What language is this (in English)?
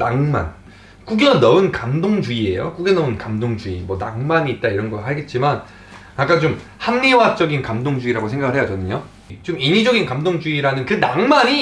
Korean